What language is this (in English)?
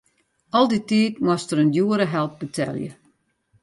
Western Frisian